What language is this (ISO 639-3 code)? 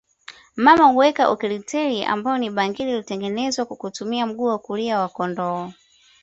swa